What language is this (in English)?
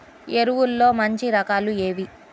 Telugu